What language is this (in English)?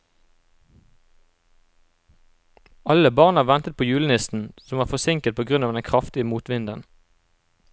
Norwegian